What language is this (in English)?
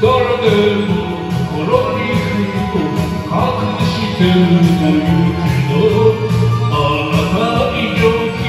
Romanian